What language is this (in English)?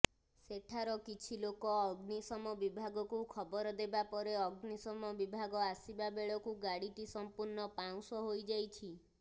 Odia